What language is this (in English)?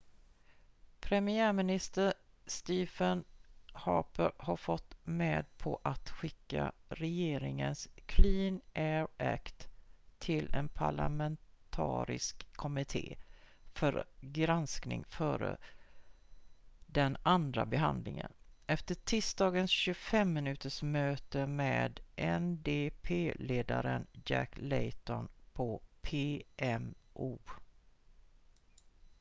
Swedish